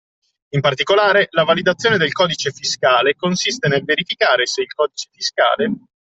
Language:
Italian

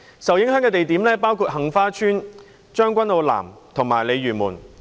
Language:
Cantonese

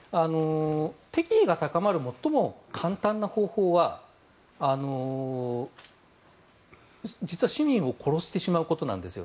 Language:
Japanese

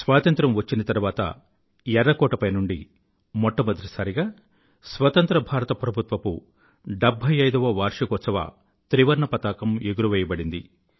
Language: Telugu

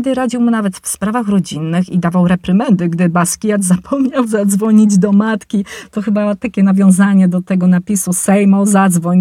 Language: Polish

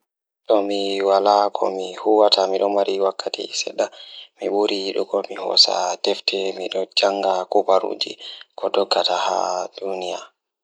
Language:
Fula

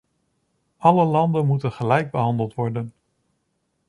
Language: Dutch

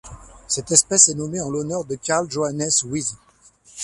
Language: French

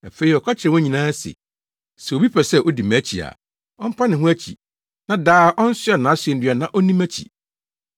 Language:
Akan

